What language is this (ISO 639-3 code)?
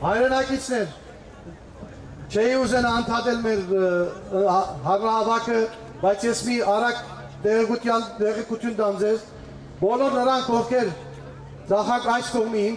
tur